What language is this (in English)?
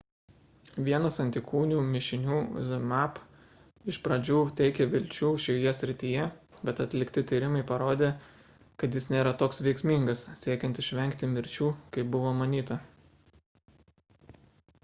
Lithuanian